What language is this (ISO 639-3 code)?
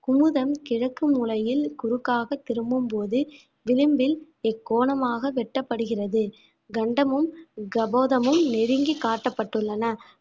tam